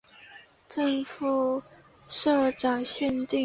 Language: Chinese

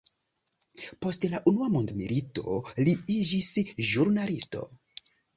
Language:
Esperanto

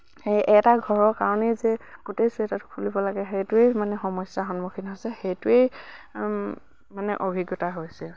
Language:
Assamese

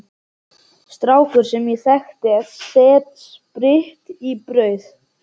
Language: Icelandic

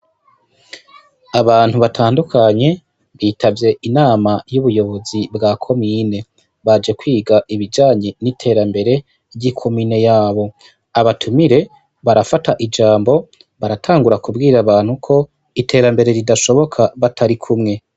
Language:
Rundi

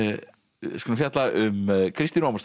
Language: Icelandic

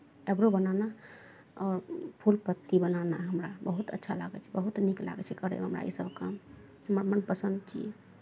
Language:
Maithili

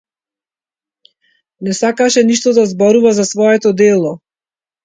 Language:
Macedonian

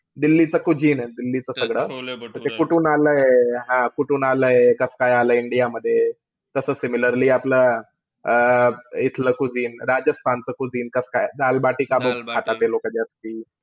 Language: Marathi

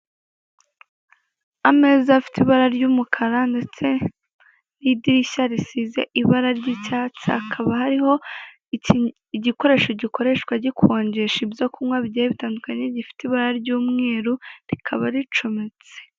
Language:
Kinyarwanda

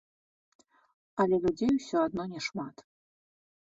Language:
Belarusian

